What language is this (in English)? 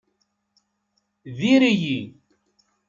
Kabyle